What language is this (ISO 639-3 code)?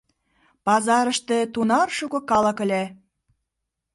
chm